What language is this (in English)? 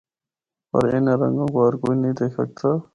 Northern Hindko